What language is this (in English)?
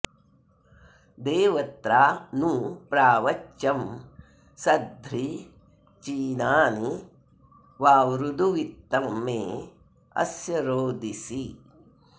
Sanskrit